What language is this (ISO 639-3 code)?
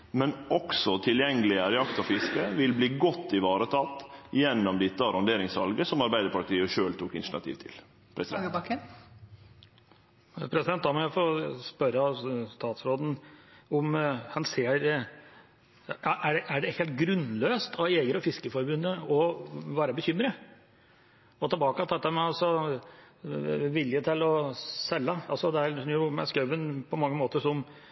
nor